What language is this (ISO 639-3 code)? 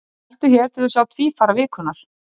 isl